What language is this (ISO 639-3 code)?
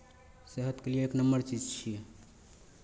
mai